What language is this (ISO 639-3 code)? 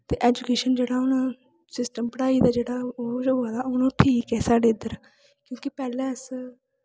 doi